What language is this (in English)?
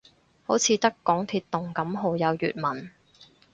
Cantonese